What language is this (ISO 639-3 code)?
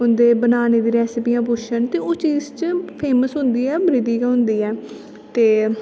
doi